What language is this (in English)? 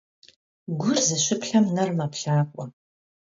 Kabardian